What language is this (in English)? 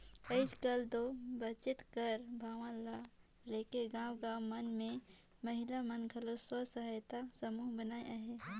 Chhattisgarhi